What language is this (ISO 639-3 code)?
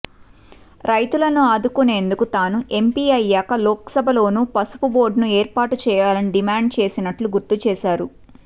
tel